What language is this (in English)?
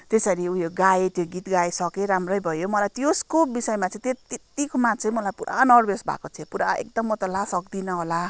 Nepali